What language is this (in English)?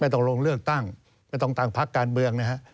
Thai